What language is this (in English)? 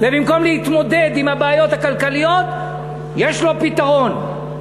Hebrew